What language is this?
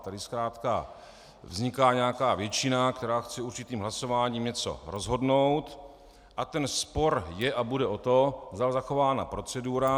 Czech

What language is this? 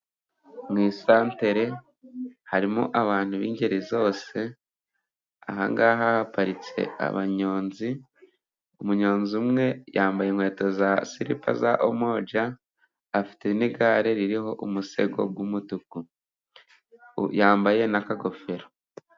Kinyarwanda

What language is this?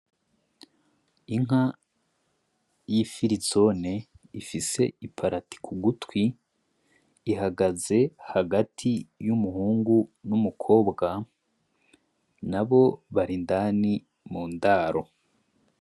Rundi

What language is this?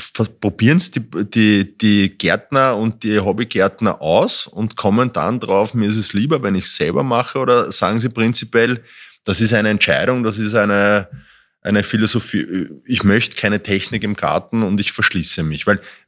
German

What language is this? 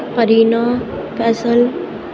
Urdu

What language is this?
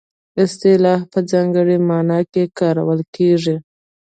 Pashto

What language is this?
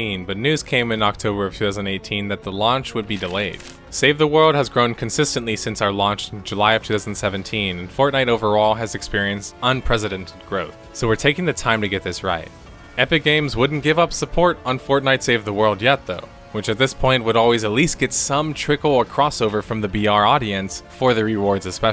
English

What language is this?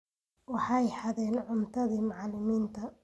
Somali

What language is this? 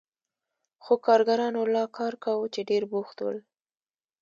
Pashto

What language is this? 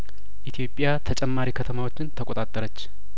Amharic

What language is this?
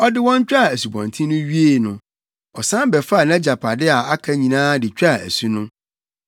Akan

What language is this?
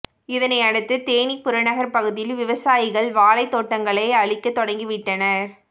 Tamil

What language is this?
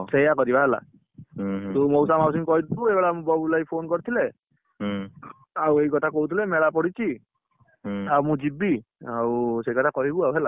Odia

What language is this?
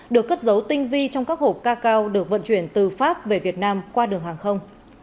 Vietnamese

